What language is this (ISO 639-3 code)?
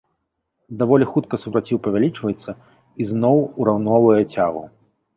bel